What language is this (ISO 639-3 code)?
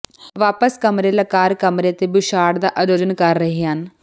pan